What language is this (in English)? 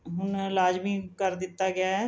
Punjabi